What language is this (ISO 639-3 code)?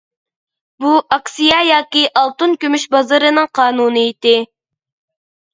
uig